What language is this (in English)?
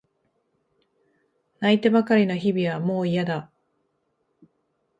Japanese